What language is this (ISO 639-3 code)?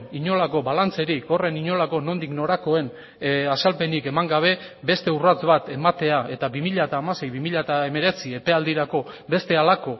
eus